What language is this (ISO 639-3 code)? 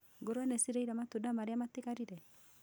kik